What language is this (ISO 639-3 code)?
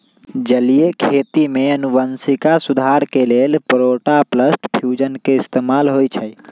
mag